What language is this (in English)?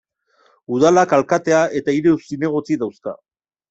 Basque